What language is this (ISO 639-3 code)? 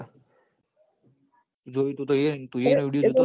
guj